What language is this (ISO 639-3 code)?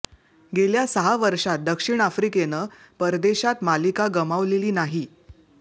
mar